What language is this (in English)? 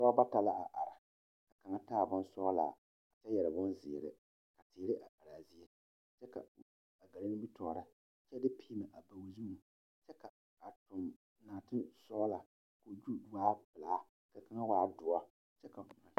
Southern Dagaare